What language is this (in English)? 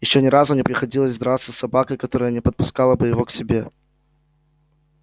Russian